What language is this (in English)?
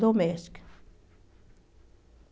Portuguese